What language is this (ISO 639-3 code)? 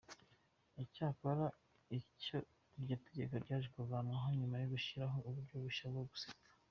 kin